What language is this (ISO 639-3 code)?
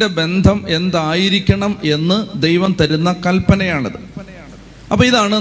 mal